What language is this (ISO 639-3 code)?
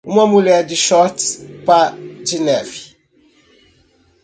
por